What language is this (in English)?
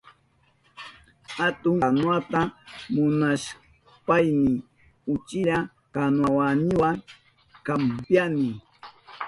Southern Pastaza Quechua